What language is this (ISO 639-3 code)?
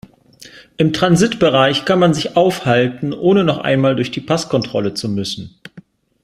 deu